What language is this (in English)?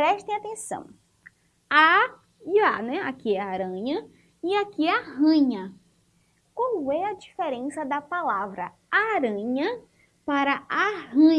Portuguese